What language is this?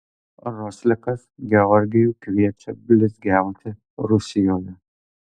Lithuanian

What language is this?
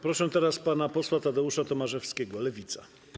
Polish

